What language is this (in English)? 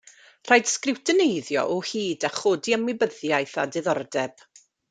Welsh